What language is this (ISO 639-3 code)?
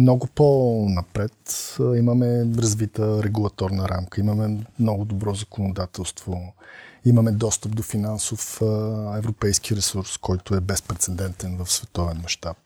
bul